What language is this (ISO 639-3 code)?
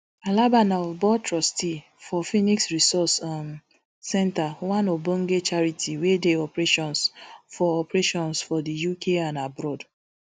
pcm